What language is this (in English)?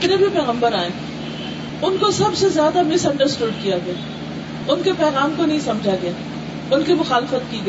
Urdu